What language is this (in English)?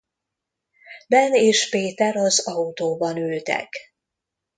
Hungarian